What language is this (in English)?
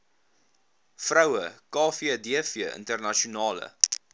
Afrikaans